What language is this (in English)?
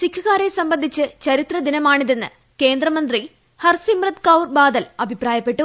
Malayalam